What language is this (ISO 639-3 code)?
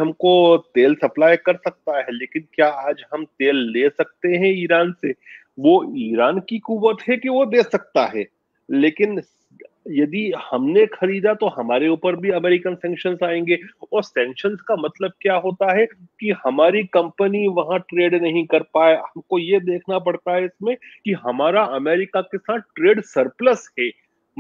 hin